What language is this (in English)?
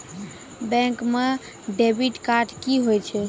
Maithili